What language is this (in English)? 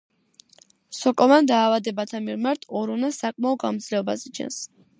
Georgian